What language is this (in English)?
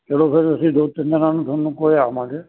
Punjabi